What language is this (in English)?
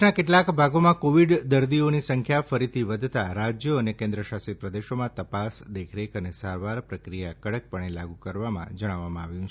Gujarati